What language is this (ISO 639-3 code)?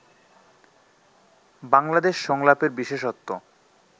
ben